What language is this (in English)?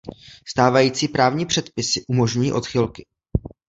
Czech